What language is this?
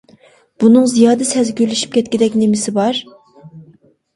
Uyghur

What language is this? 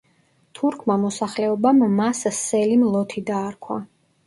Georgian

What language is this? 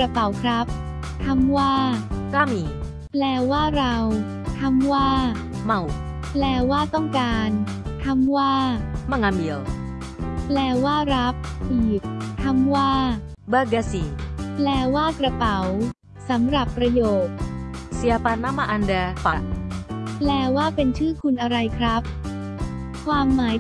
Thai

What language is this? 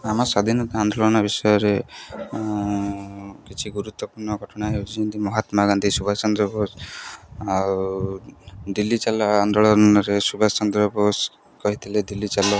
Odia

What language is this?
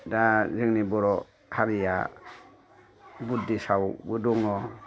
Bodo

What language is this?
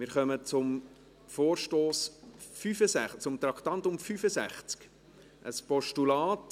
Swiss German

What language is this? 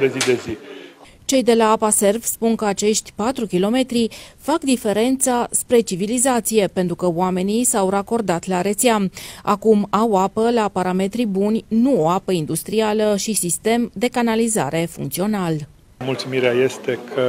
Romanian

